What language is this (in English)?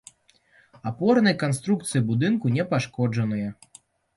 Belarusian